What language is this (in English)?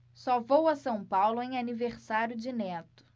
Portuguese